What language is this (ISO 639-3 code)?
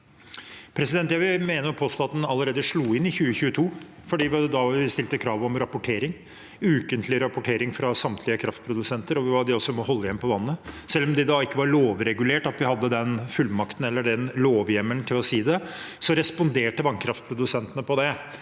nor